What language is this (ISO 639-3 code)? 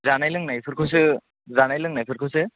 brx